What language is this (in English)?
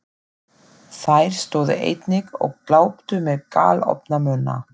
Icelandic